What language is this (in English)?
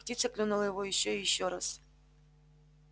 Russian